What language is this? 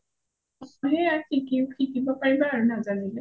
Assamese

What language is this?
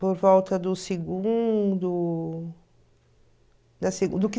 Portuguese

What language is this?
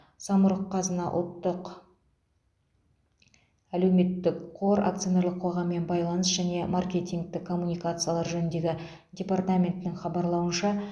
Kazakh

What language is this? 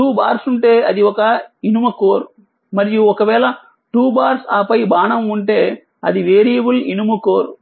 Telugu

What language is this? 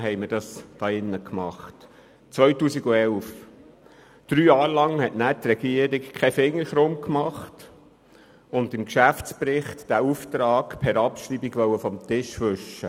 Swiss German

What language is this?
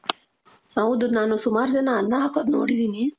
Kannada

